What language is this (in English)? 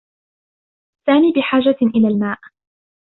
Arabic